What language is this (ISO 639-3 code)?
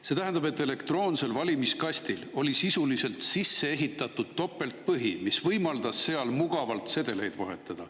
est